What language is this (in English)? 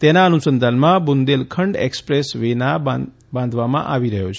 Gujarati